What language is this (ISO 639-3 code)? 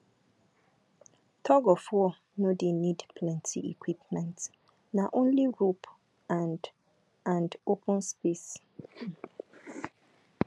pcm